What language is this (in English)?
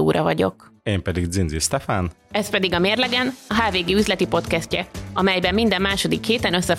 Hungarian